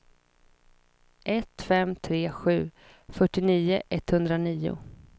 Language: Swedish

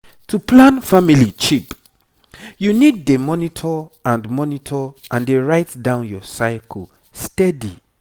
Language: Nigerian Pidgin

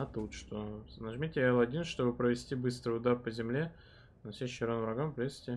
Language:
Russian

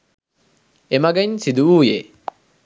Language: Sinhala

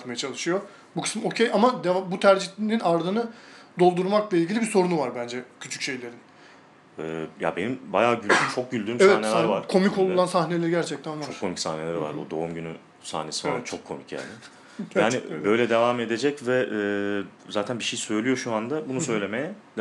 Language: Turkish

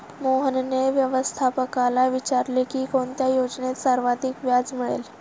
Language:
Marathi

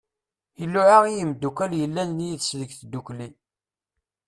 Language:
Kabyle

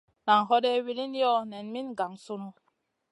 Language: Masana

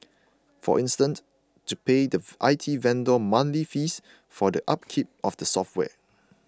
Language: English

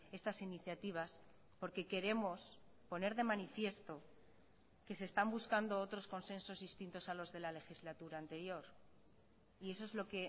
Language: Spanish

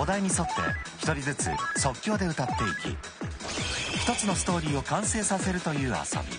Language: Japanese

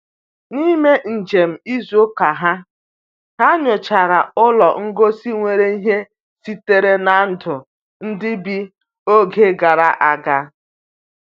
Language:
Igbo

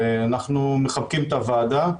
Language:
Hebrew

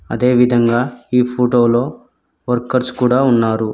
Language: Telugu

